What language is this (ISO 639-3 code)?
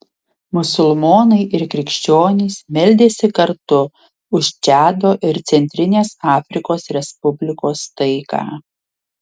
lit